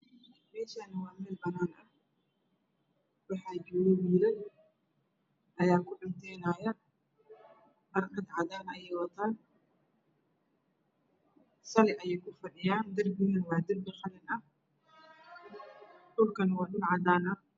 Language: Somali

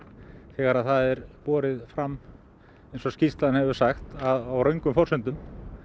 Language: Icelandic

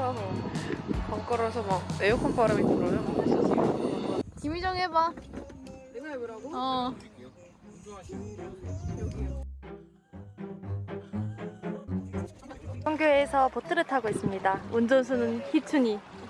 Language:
Korean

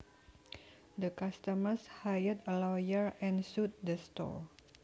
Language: Javanese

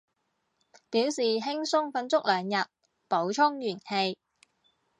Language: Cantonese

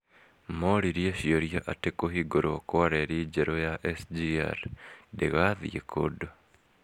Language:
Kikuyu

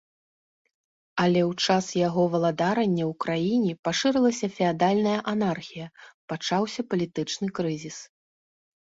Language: Belarusian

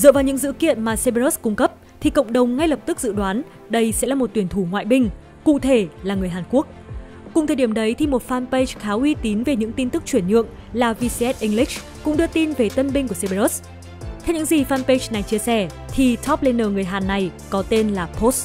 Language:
Vietnamese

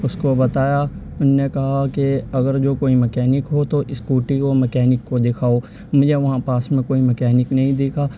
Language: Urdu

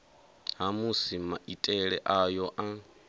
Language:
Venda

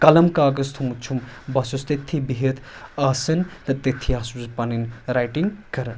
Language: Kashmiri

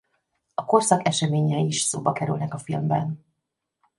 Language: Hungarian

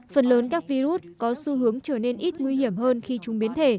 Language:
Vietnamese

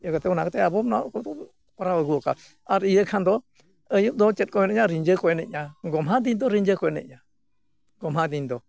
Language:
Santali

